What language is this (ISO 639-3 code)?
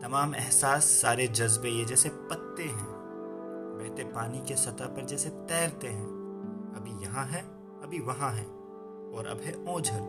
urd